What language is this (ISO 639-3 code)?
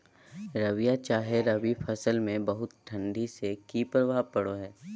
mag